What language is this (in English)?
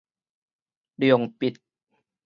Min Nan Chinese